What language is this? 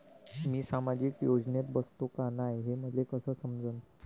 Marathi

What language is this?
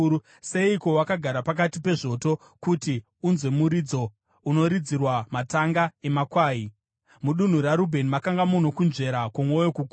Shona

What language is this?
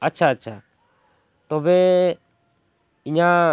Santali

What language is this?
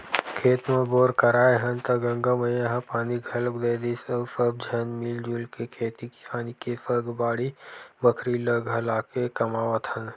Chhattisgarhi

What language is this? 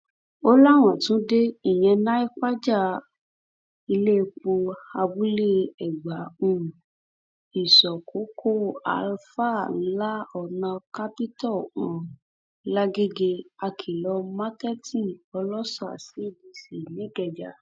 Yoruba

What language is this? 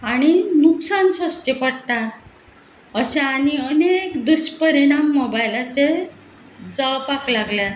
Konkani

